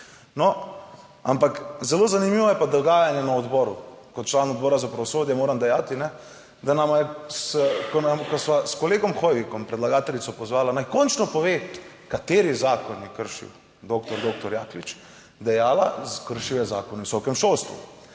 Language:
Slovenian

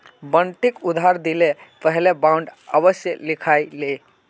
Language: Magahi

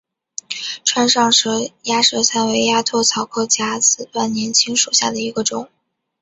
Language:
Chinese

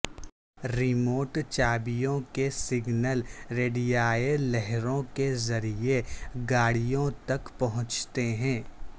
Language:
Urdu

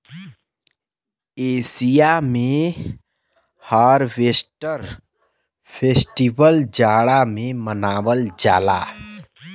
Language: Bhojpuri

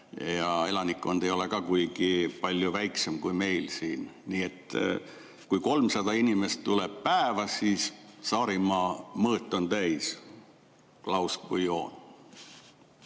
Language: Estonian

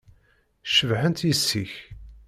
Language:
Kabyle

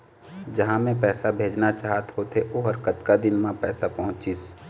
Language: Chhattisgarhi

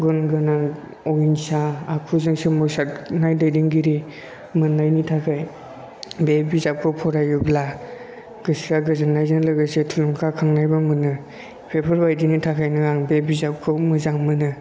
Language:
Bodo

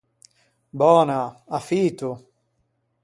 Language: Ligurian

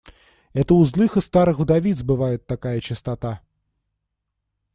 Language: Russian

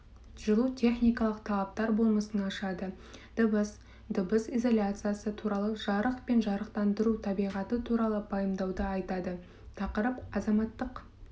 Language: Kazakh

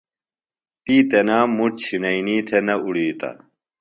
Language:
Phalura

